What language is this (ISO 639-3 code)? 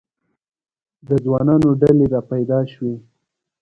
pus